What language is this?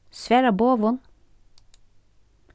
Faroese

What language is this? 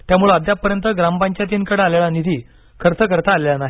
Marathi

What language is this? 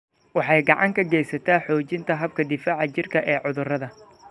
Somali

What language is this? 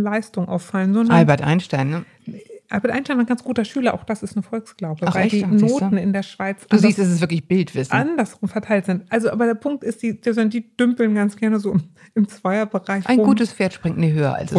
German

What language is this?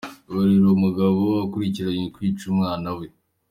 Kinyarwanda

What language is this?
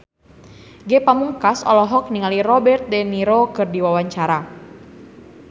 Sundanese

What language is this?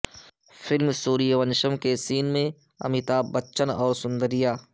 Urdu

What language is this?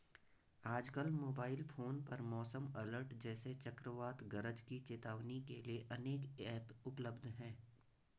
Hindi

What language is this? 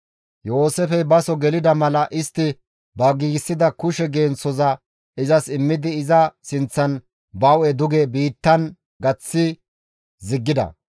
Gamo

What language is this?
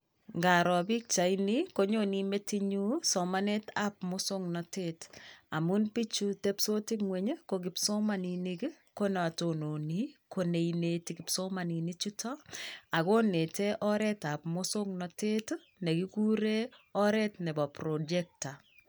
Kalenjin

